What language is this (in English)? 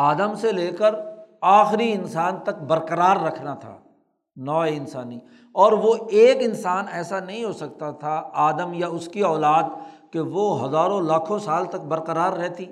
Urdu